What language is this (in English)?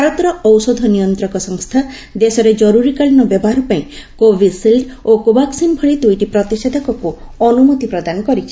Odia